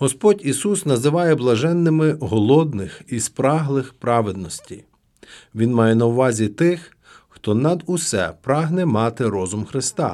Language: Ukrainian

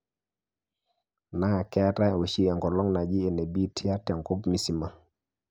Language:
Masai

